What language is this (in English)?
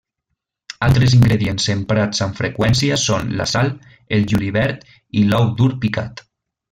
Catalan